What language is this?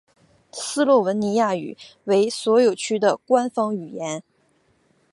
Chinese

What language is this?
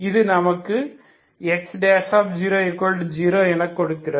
Tamil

